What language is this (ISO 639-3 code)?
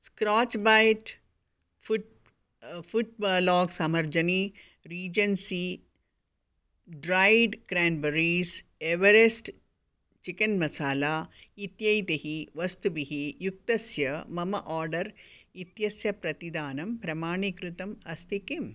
san